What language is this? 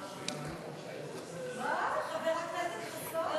Hebrew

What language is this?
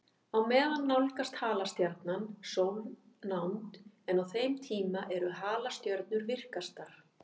Icelandic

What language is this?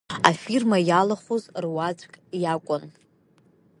Abkhazian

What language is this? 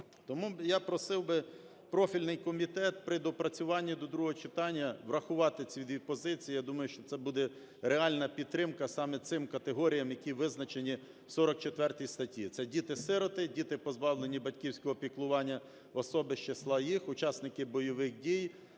Ukrainian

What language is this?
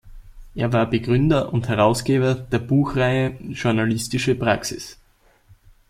German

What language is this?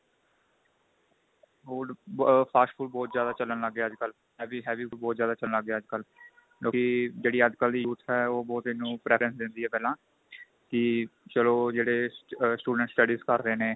Punjabi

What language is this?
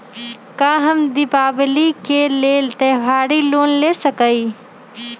Magahi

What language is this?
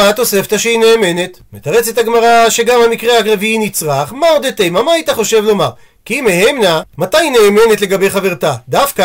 Hebrew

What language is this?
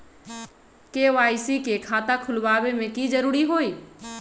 Magahi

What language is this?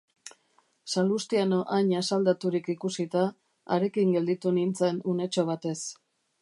Basque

